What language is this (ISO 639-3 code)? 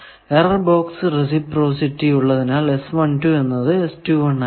mal